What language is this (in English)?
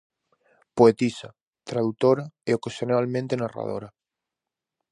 Galician